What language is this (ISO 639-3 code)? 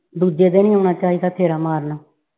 pan